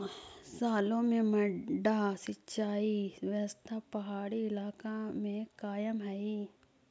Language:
Magahi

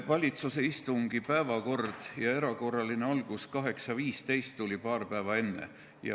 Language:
Estonian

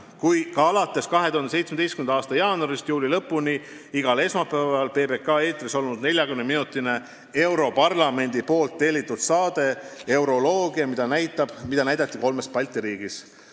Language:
Estonian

